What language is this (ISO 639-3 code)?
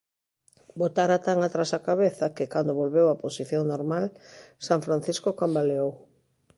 glg